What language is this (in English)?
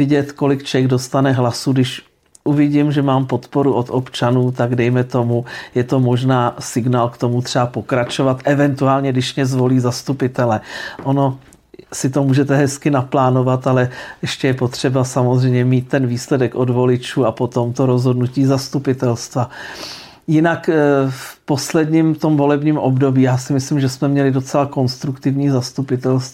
Czech